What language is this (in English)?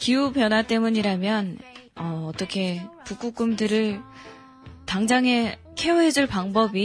Korean